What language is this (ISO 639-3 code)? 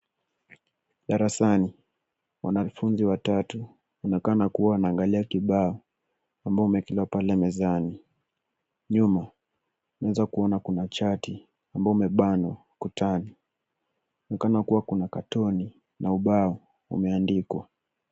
swa